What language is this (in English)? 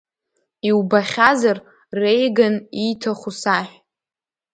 Abkhazian